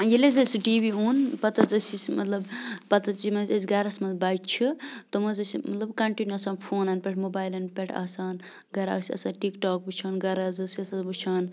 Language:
Kashmiri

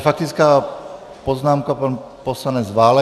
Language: Czech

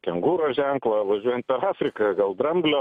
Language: Lithuanian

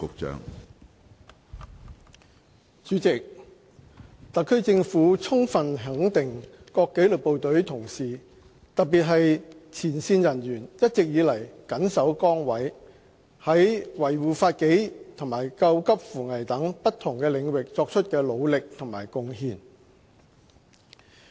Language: Cantonese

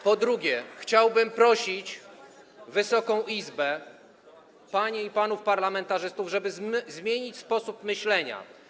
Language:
Polish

